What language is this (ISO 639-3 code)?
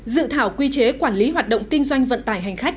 vie